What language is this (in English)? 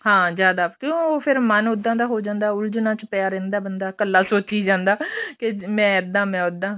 Punjabi